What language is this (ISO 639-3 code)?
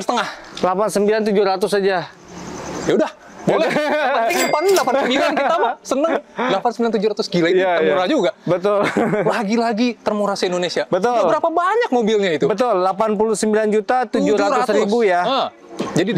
ind